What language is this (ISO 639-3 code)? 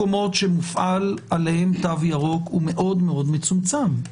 heb